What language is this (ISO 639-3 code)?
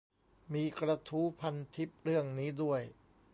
tha